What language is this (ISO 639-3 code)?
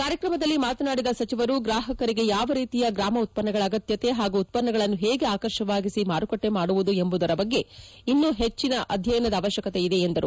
kan